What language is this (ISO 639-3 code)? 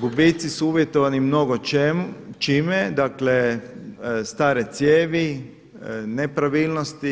hrv